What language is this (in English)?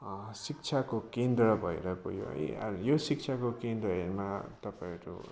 Nepali